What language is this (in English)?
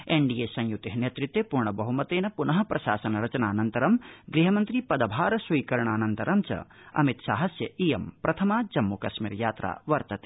Sanskrit